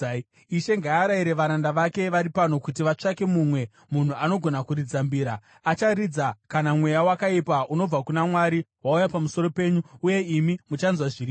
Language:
Shona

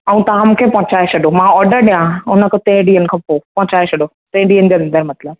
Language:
Sindhi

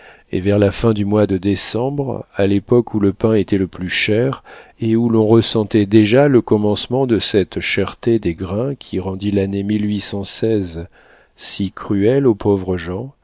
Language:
French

